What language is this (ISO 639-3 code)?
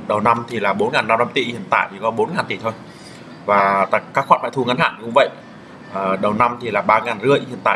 vie